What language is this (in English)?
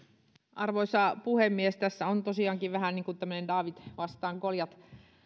Finnish